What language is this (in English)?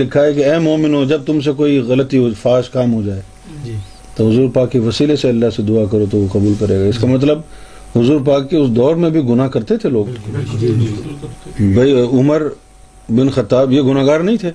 Urdu